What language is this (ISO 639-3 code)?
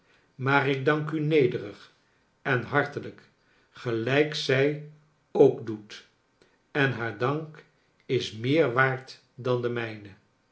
nld